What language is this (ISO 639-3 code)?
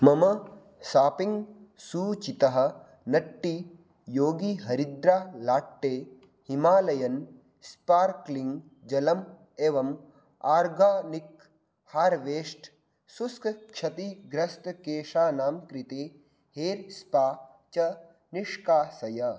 san